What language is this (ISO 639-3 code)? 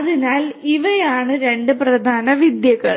mal